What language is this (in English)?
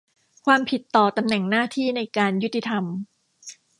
Thai